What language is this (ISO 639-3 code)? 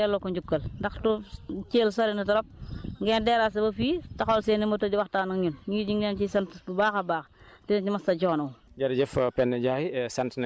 wol